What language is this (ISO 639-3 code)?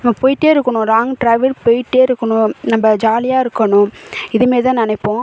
tam